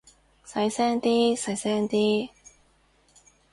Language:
Cantonese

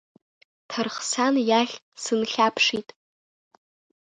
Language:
Abkhazian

